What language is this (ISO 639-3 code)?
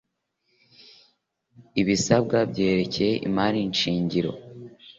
kin